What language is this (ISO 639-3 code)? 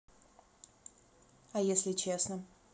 rus